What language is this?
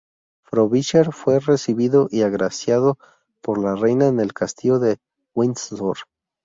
Spanish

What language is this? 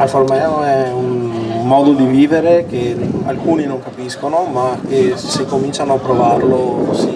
Italian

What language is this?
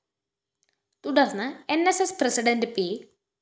Malayalam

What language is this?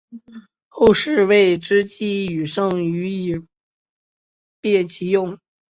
Chinese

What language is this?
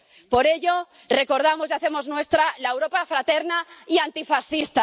Spanish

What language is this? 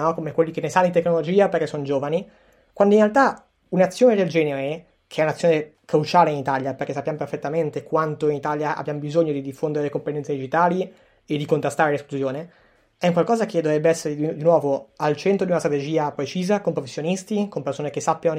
Italian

